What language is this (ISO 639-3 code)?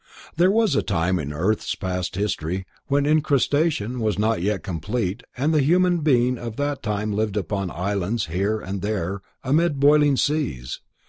eng